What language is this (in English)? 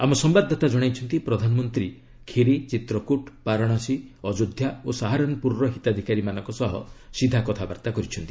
Odia